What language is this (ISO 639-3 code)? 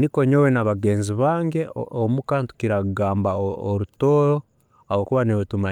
ttj